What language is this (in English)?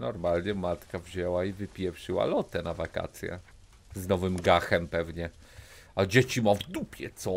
Polish